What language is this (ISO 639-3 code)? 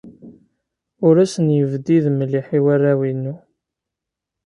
kab